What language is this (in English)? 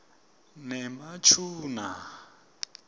Swati